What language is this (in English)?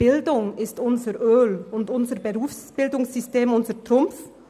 Swiss German